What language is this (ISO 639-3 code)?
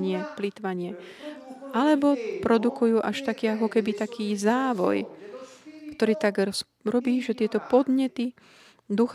slk